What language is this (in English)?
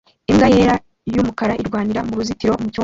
Kinyarwanda